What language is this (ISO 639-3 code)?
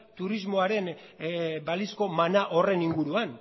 eus